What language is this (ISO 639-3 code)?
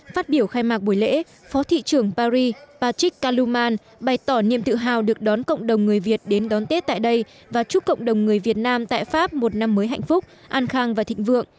vie